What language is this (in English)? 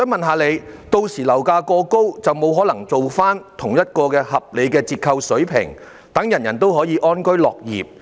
Cantonese